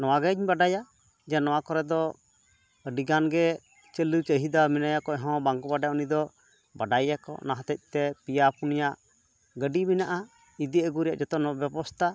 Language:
Santali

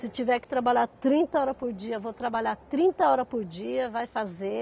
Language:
Portuguese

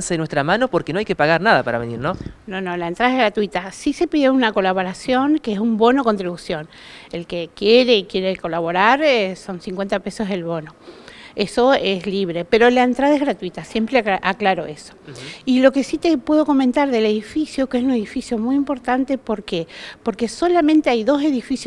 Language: Spanish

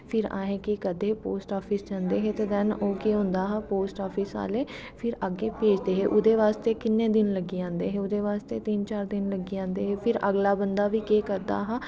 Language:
Dogri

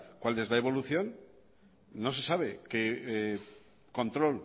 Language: Spanish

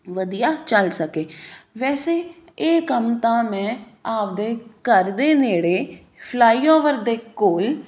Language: Punjabi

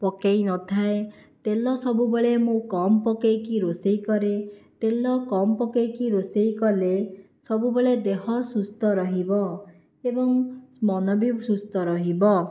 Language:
Odia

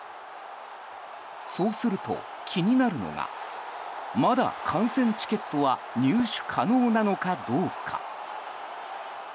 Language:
Japanese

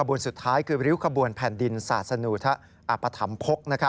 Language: Thai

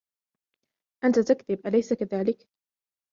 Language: Arabic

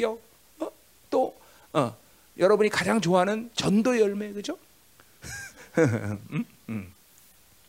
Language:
Korean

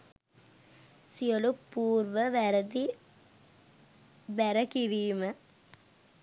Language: Sinhala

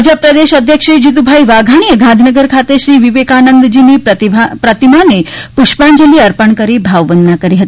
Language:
Gujarati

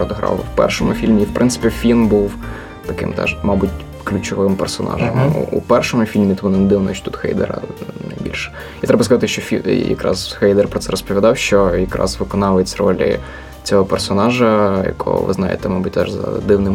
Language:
Ukrainian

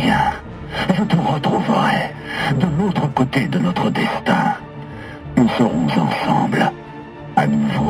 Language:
French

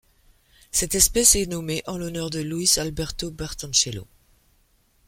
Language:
French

